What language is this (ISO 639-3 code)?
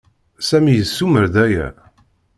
kab